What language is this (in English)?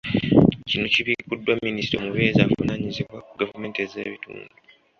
Ganda